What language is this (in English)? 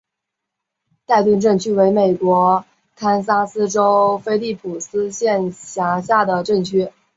Chinese